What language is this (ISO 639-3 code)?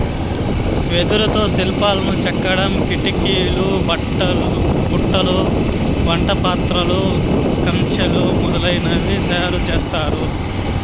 tel